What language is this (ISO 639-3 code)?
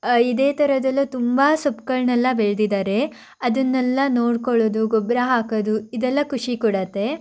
kan